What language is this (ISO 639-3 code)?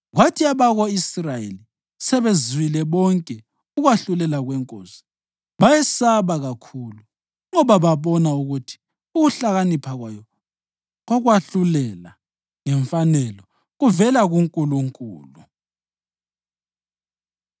nde